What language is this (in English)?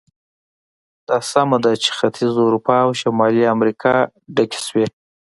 Pashto